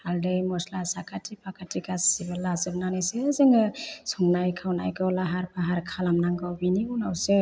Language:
Bodo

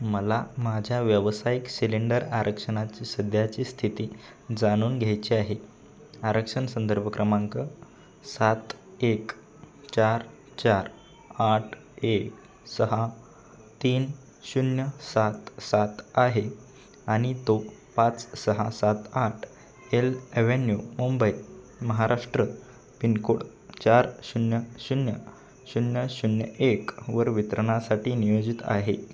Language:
Marathi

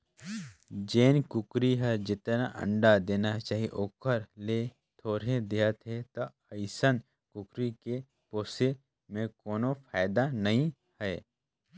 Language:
Chhattisgarhi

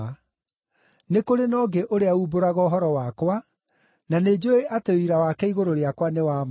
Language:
Kikuyu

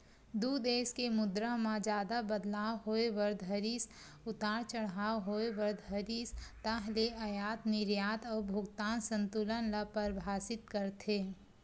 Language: Chhattisgarhi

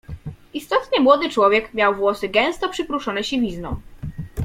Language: Polish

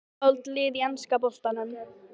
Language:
Icelandic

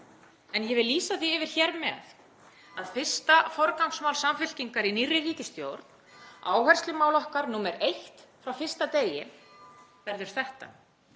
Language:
Icelandic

